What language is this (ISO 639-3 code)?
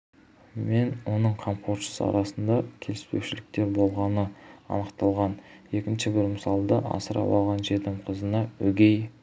kaz